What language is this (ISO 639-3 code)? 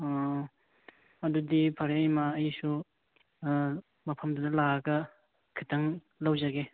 mni